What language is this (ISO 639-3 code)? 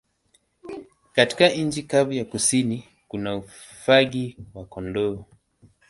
swa